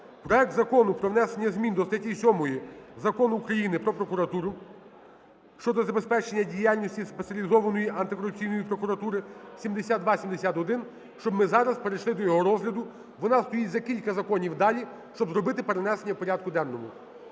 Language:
Ukrainian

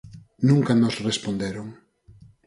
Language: Galician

